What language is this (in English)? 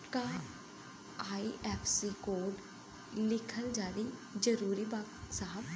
Bhojpuri